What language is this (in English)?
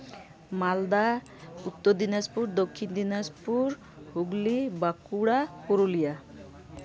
Santali